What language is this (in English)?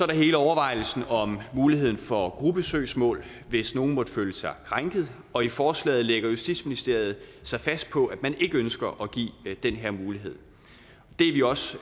Danish